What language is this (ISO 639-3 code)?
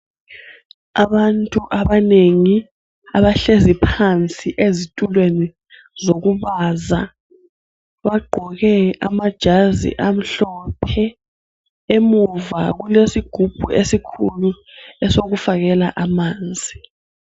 nde